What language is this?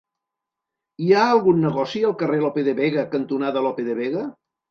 Catalan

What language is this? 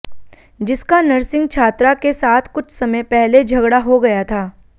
Hindi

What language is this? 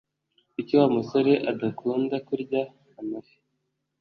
Kinyarwanda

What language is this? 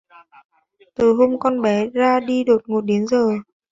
Vietnamese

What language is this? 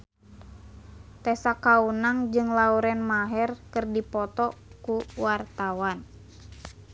Sundanese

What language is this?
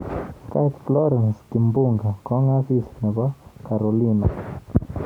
Kalenjin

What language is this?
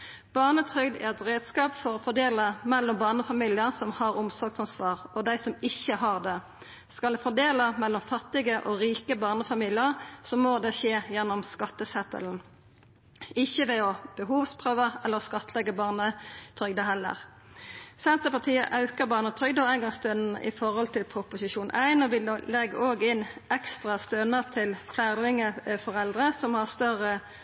Norwegian Nynorsk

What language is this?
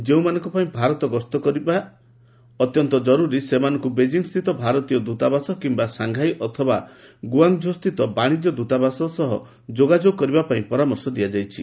Odia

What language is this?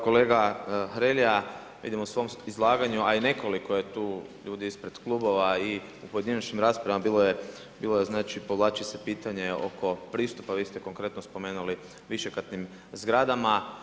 Croatian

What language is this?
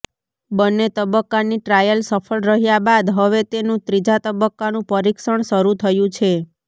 Gujarati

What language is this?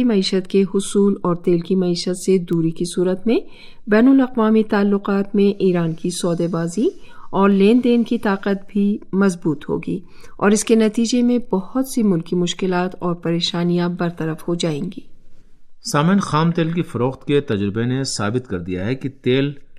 Urdu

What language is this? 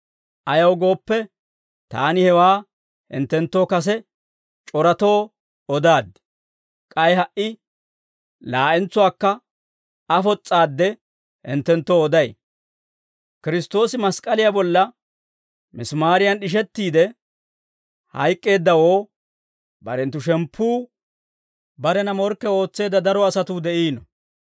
Dawro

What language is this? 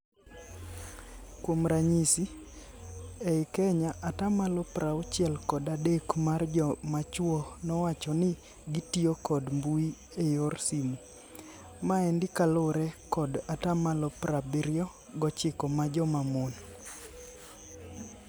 Luo (Kenya and Tanzania)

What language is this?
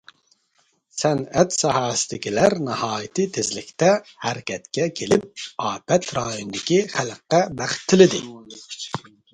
Uyghur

